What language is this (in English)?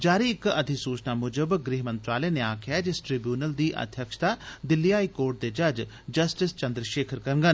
Dogri